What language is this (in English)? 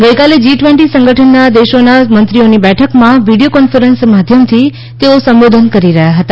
Gujarati